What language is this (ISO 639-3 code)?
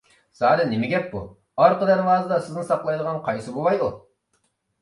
uig